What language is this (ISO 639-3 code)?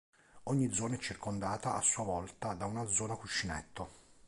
ita